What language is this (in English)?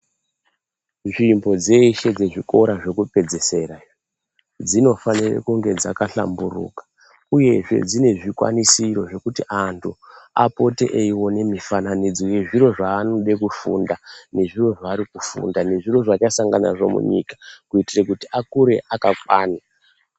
Ndau